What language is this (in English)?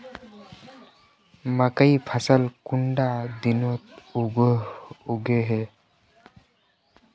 Magahi